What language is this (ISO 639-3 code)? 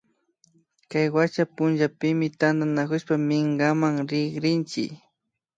qvi